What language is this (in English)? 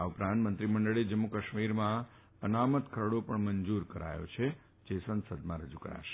Gujarati